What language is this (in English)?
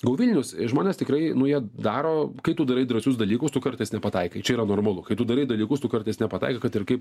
Lithuanian